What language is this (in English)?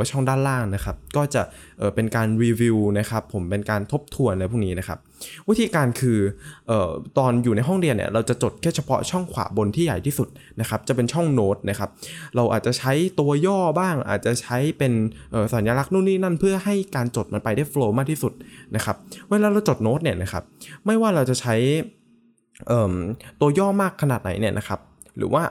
Thai